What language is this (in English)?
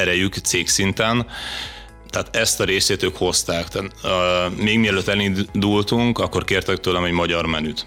Hungarian